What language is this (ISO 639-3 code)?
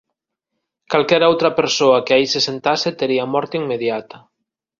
glg